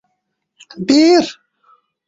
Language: Uzbek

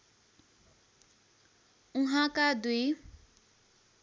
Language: Nepali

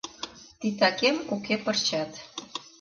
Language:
Mari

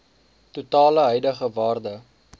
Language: Afrikaans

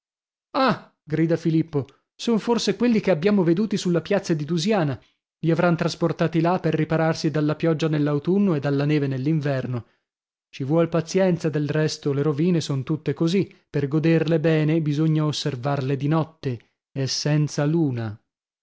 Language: Italian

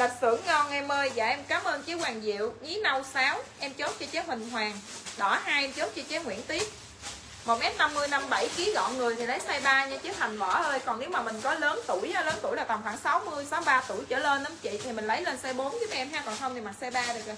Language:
Vietnamese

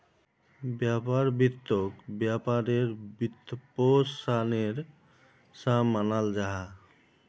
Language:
Magahi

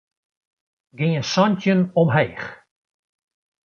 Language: Western Frisian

